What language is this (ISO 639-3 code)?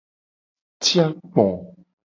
gej